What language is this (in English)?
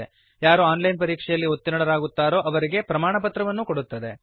Kannada